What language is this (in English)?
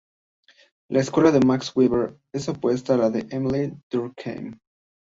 Spanish